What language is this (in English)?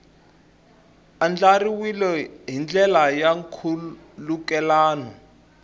Tsonga